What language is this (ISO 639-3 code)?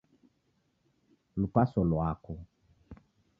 dav